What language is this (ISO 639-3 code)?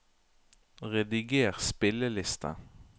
nor